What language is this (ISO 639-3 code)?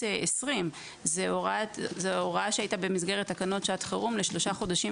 heb